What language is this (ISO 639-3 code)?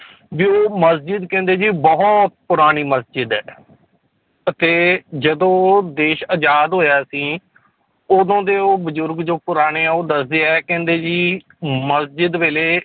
pan